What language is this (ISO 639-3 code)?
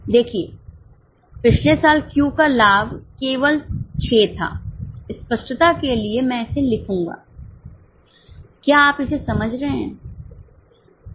hin